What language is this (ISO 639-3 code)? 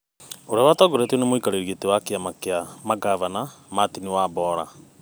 kik